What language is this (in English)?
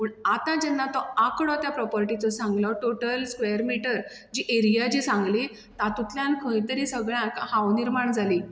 Konkani